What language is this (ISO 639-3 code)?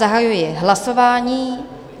ces